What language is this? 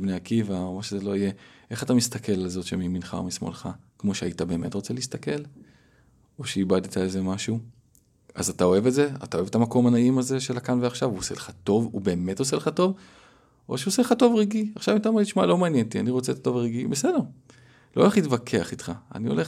Hebrew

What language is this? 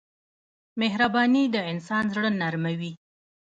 Pashto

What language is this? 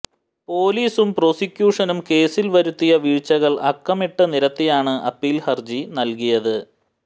Malayalam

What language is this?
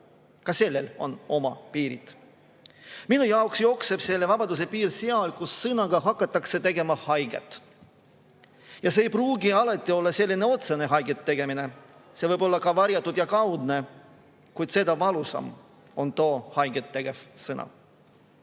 Estonian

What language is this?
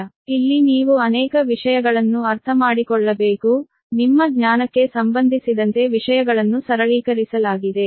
Kannada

